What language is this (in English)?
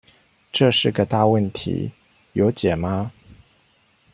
Chinese